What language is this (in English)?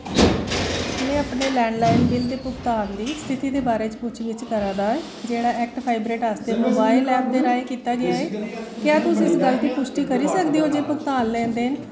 Dogri